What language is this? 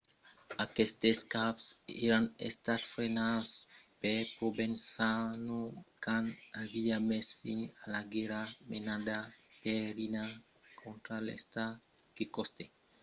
Occitan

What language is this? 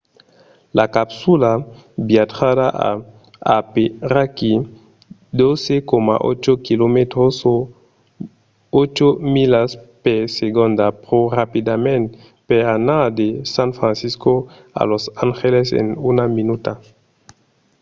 Occitan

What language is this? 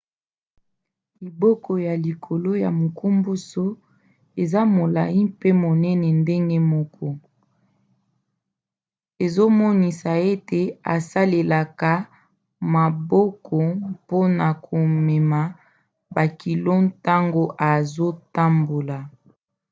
Lingala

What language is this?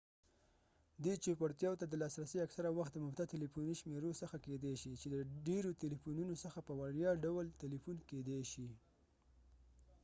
Pashto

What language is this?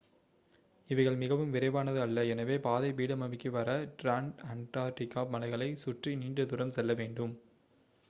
Tamil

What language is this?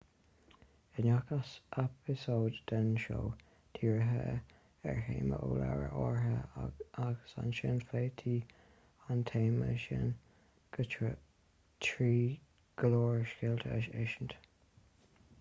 Irish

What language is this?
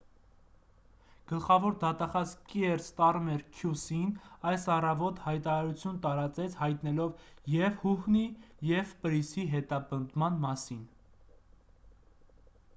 Armenian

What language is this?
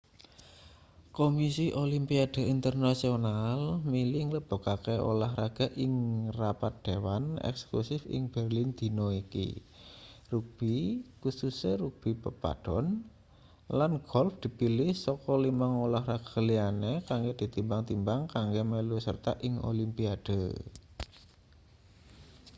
Javanese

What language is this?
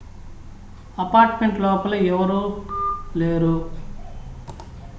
Telugu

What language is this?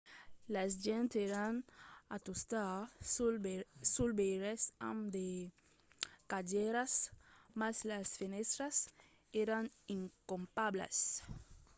Occitan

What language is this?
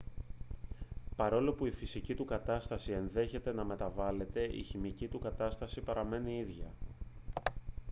Greek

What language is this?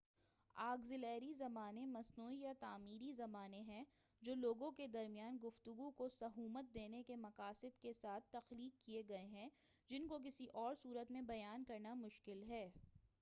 Urdu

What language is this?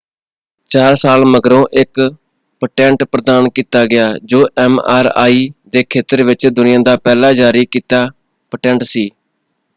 Punjabi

